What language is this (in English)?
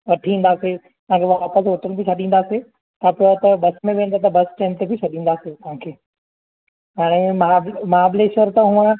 Sindhi